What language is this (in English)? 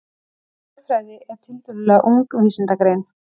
Icelandic